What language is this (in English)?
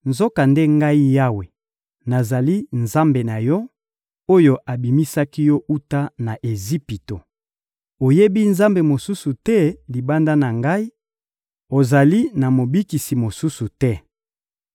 Lingala